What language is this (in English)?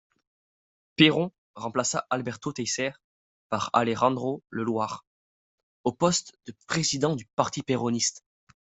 French